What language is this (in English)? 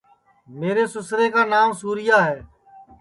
Sansi